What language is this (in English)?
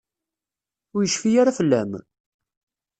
Kabyle